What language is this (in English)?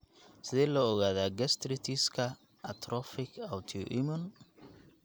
Somali